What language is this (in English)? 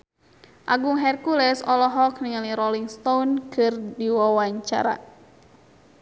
Sundanese